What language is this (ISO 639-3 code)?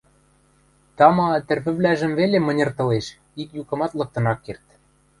mrj